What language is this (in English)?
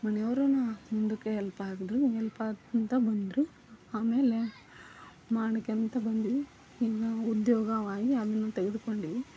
Kannada